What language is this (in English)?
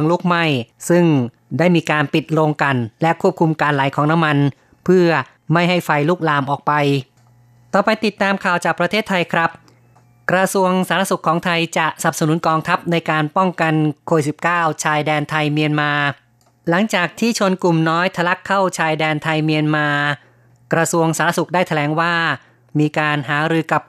Thai